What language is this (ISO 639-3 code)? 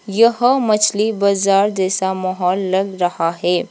hin